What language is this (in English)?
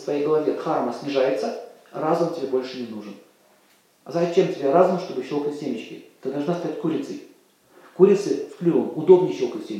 Russian